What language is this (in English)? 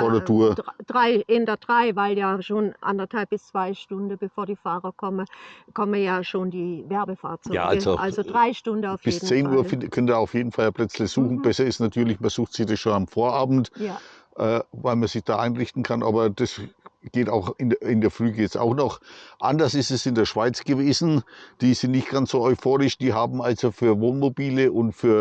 German